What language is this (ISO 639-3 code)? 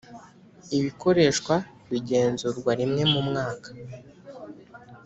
kin